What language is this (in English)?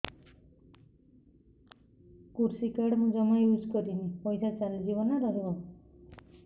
Odia